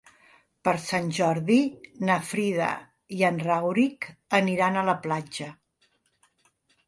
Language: Catalan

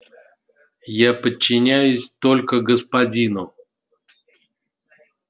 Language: Russian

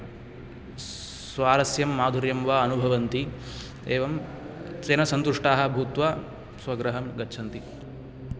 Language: Sanskrit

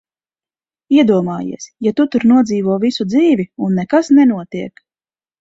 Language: Latvian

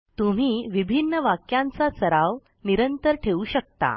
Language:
Marathi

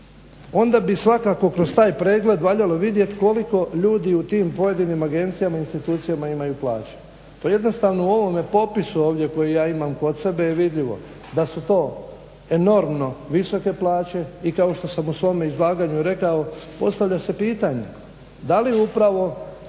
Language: Croatian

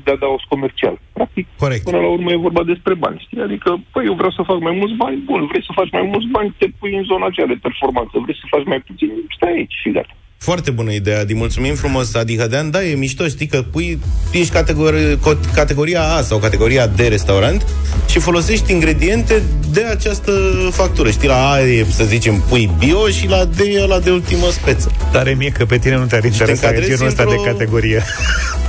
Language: Romanian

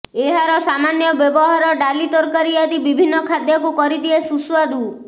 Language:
Odia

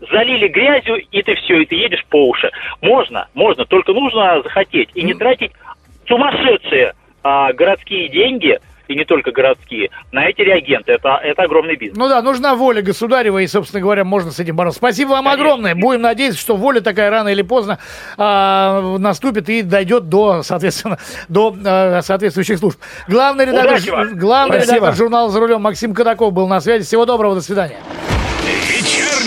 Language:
Russian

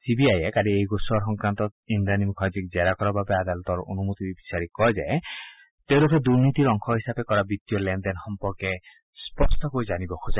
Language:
Assamese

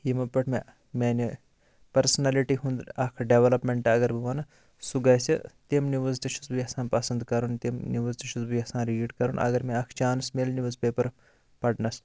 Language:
Kashmiri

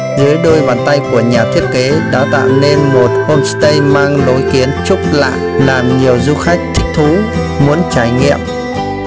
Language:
Vietnamese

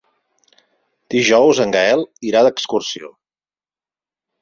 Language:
Catalan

